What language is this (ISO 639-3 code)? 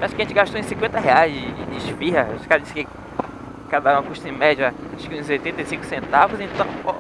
por